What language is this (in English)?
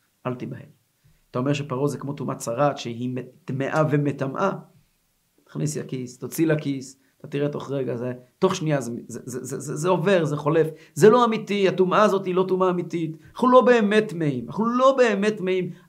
Hebrew